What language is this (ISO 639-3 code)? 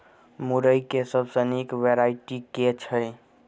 mai